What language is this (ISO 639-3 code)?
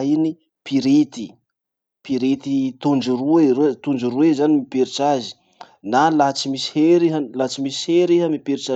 msh